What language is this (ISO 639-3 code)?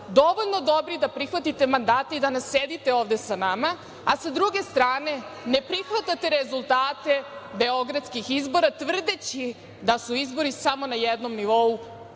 srp